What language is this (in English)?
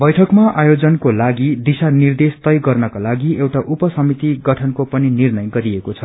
Nepali